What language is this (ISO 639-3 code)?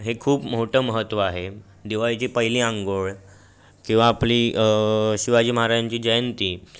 mar